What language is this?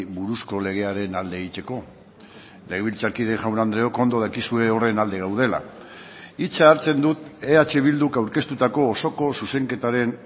Basque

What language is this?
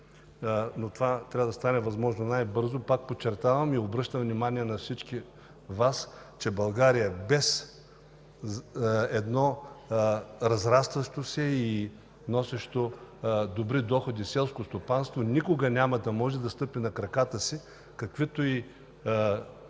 Bulgarian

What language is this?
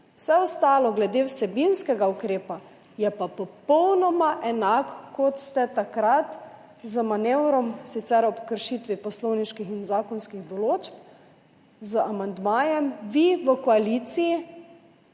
Slovenian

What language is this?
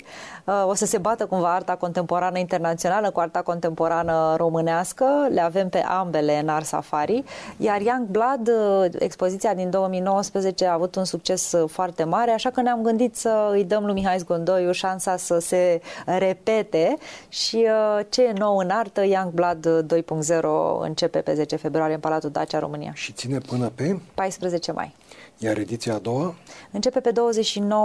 Romanian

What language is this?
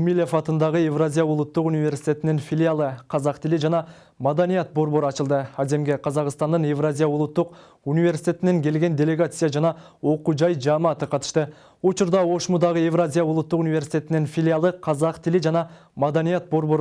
Turkish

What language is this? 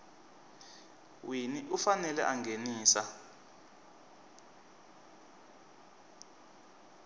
Tsonga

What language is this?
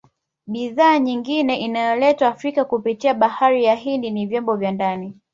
Swahili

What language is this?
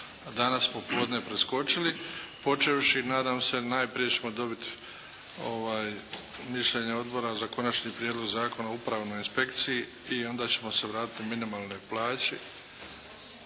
Croatian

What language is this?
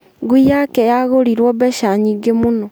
Kikuyu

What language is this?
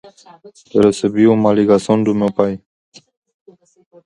Portuguese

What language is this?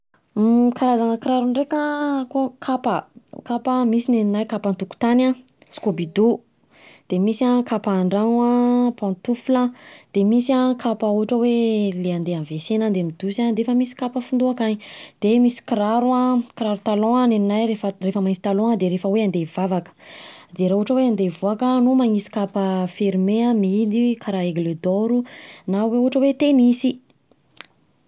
Southern Betsimisaraka Malagasy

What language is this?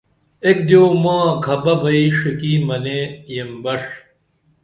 Dameli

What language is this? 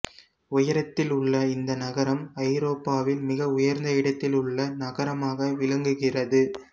Tamil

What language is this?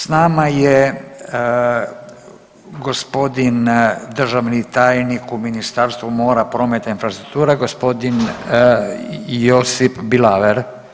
Croatian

